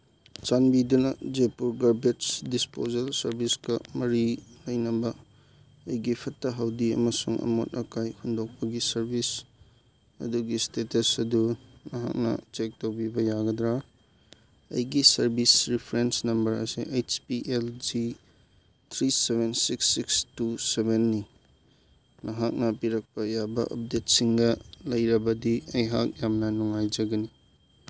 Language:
Manipuri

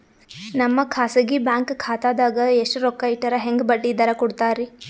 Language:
Kannada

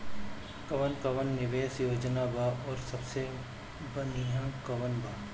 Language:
Bhojpuri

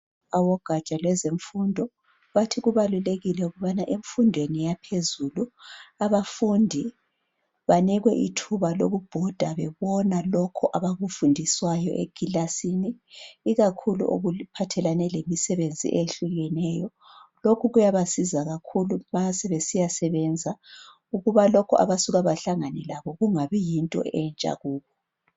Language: North Ndebele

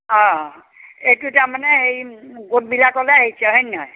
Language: Assamese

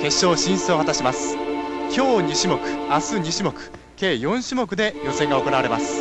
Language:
Japanese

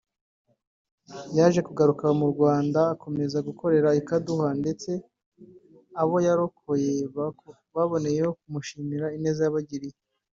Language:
Kinyarwanda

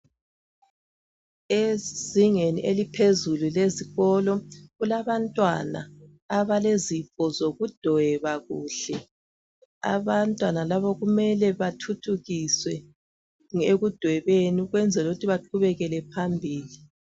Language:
North Ndebele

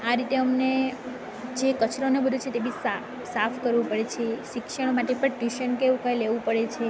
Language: Gujarati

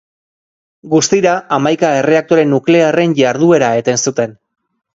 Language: Basque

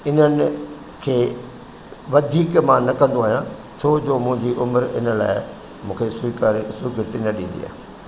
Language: Sindhi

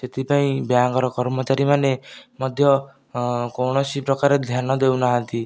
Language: Odia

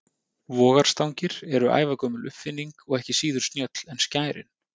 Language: Icelandic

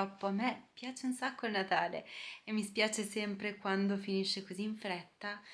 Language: Italian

